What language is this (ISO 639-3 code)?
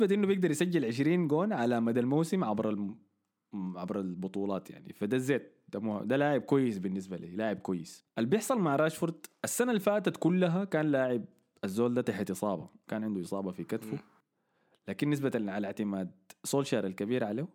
ara